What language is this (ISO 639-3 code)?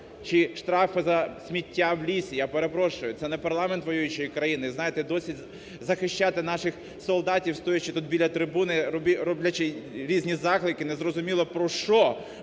ukr